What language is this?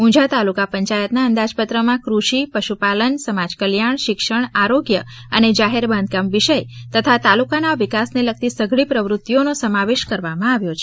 Gujarati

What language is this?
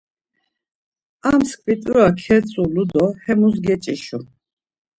Laz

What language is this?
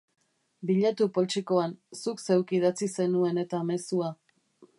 Basque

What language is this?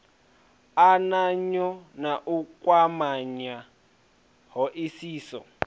Venda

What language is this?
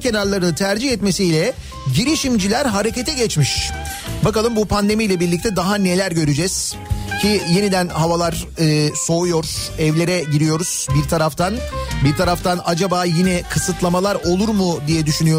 Turkish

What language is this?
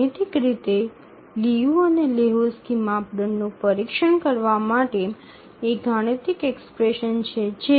Gujarati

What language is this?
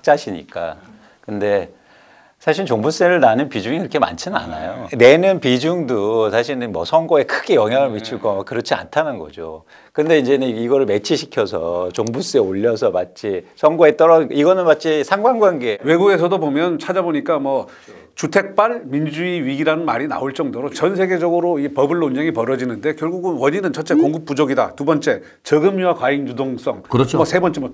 Korean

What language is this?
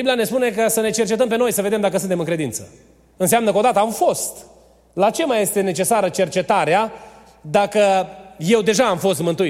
Romanian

